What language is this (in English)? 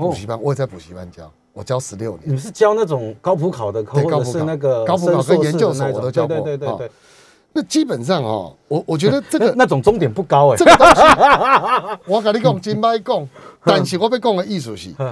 Chinese